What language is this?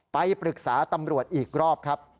Thai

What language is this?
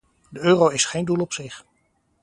Dutch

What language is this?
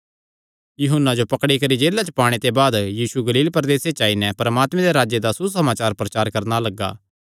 Kangri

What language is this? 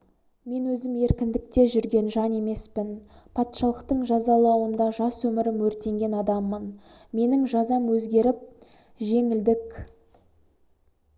Kazakh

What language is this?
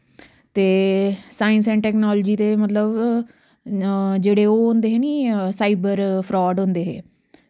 Dogri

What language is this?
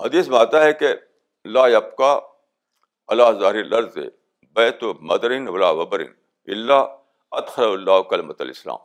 Urdu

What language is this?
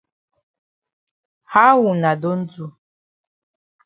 Cameroon Pidgin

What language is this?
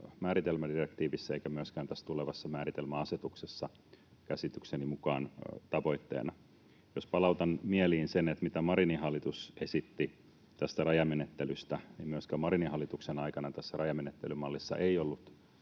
Finnish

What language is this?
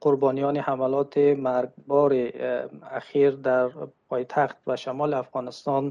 Persian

